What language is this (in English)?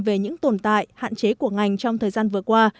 Vietnamese